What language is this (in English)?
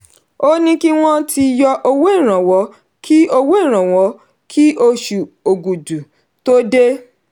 Yoruba